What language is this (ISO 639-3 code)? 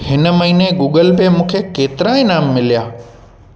snd